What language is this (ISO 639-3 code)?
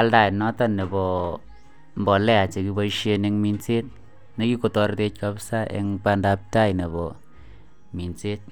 kln